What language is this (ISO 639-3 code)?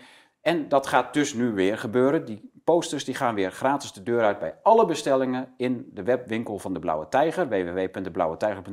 nld